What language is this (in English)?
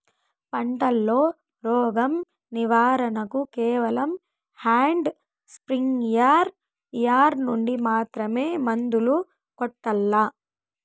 Telugu